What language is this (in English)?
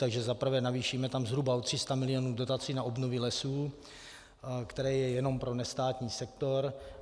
Czech